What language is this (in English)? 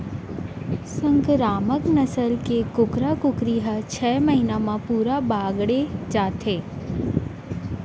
Chhattisgarhi